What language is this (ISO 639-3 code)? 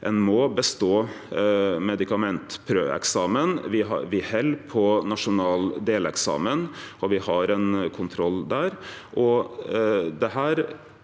nor